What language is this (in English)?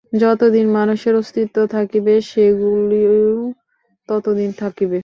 Bangla